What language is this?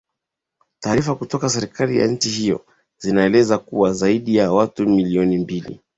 Swahili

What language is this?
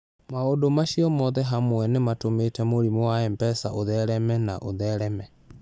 Kikuyu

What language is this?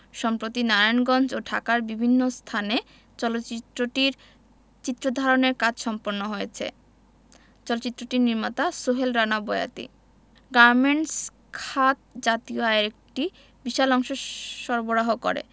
Bangla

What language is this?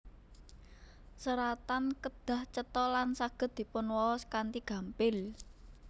Javanese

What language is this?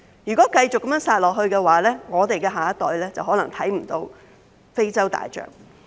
Cantonese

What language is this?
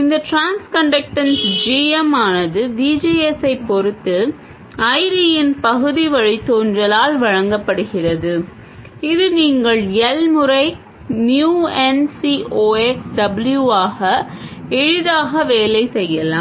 Tamil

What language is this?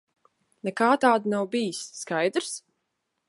Latvian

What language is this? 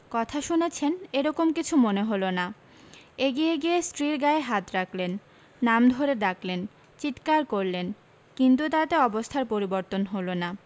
Bangla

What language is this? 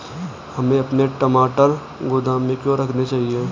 Hindi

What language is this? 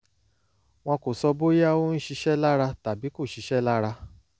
Yoruba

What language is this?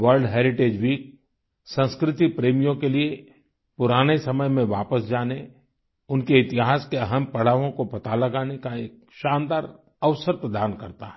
Hindi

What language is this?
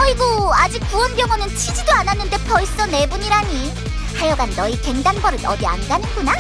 Korean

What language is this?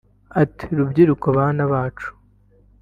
Kinyarwanda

